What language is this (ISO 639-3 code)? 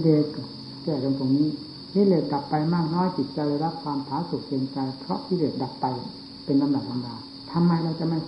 tha